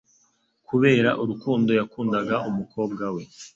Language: Kinyarwanda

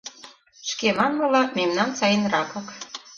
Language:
Mari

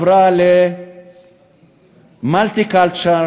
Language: Hebrew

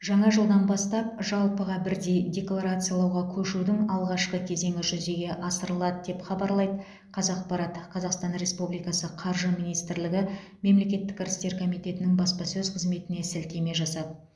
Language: Kazakh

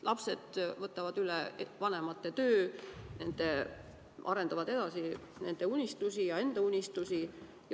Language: Estonian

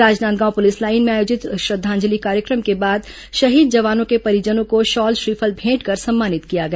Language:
Hindi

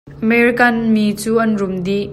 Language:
Hakha Chin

